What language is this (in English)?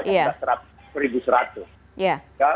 Indonesian